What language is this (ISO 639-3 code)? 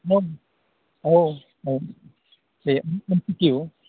brx